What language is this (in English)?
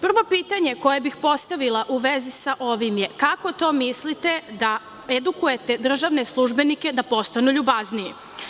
Serbian